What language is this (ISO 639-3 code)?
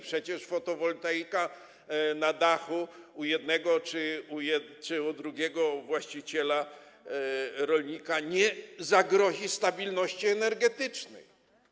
pol